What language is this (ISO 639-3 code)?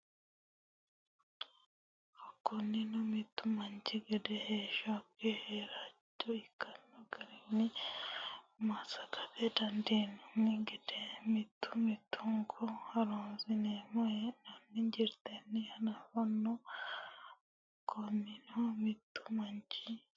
sid